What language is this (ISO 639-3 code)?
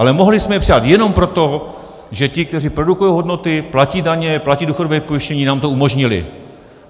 ces